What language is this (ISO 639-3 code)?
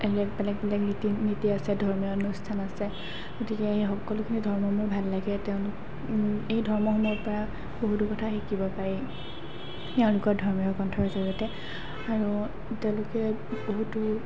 asm